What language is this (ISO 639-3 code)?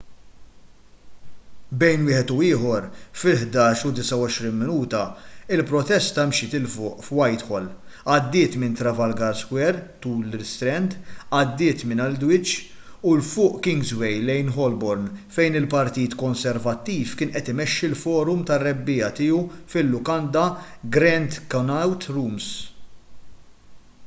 mlt